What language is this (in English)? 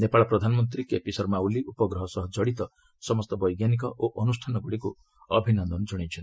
Odia